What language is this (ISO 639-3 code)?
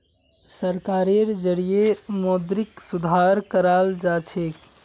mag